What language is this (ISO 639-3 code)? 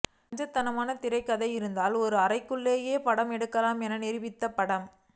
tam